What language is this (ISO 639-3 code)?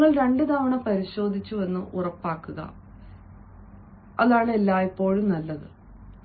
mal